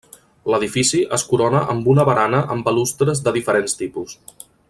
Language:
Catalan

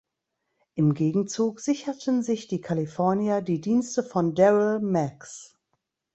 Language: German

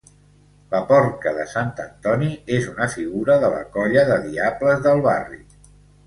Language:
Catalan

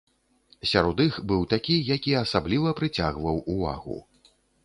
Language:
Belarusian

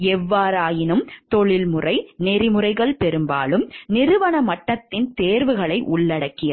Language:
Tamil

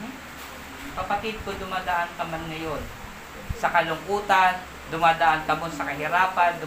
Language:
Filipino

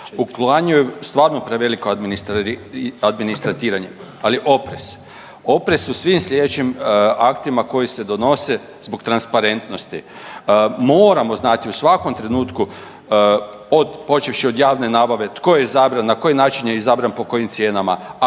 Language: Croatian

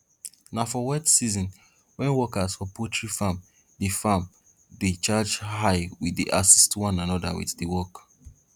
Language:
Nigerian Pidgin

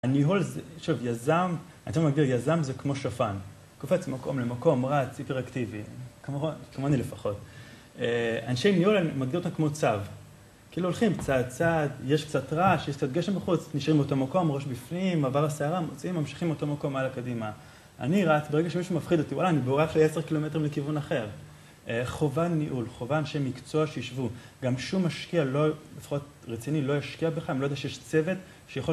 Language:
Hebrew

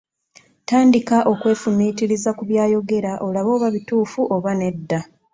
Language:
Ganda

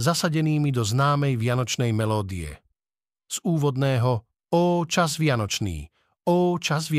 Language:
Slovak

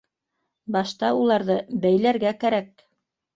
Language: Bashkir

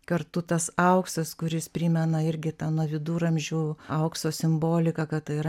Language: Lithuanian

